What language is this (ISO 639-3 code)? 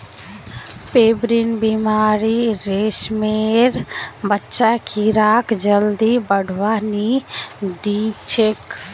mag